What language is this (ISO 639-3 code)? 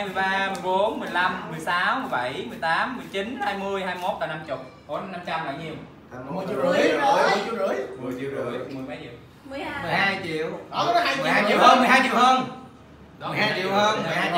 vie